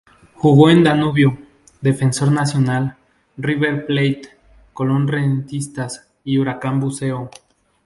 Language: Spanish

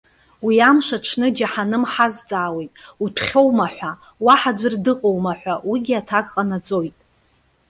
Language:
Abkhazian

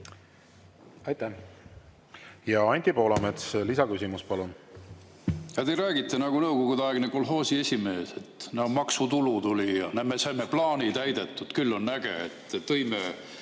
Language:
Estonian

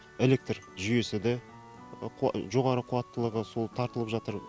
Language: Kazakh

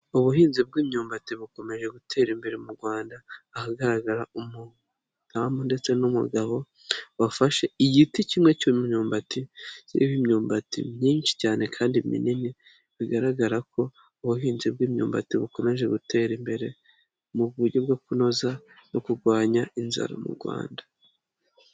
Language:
Kinyarwanda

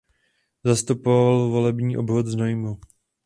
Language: Czech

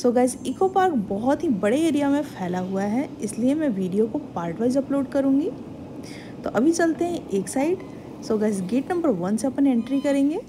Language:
Hindi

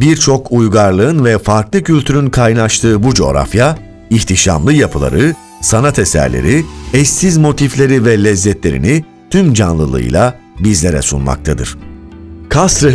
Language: Turkish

